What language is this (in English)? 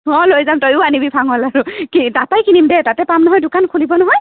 Assamese